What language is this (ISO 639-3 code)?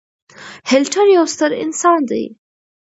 pus